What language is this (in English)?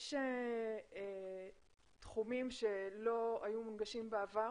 Hebrew